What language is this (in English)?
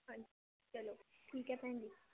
Punjabi